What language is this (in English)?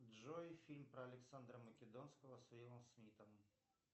Russian